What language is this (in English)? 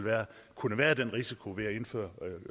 Danish